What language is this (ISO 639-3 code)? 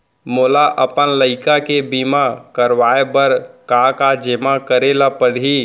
hne